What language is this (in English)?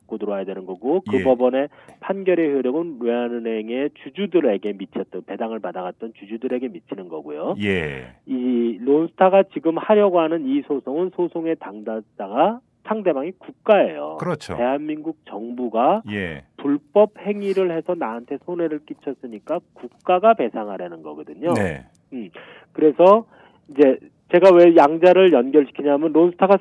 Korean